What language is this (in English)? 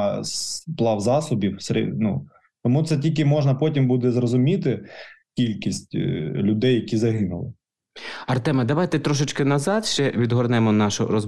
Ukrainian